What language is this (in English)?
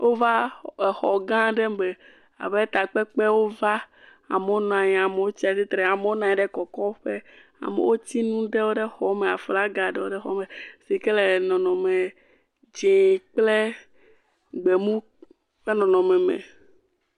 Ewe